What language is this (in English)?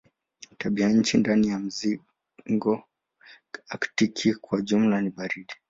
Swahili